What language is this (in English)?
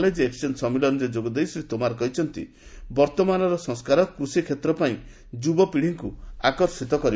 Odia